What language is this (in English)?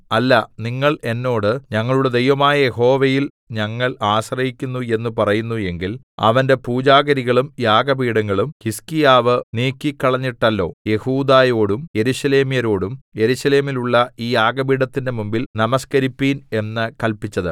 Malayalam